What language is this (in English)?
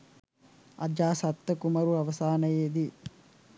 Sinhala